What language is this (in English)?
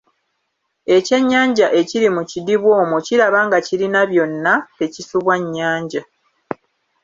Ganda